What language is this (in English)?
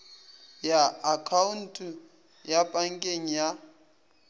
Northern Sotho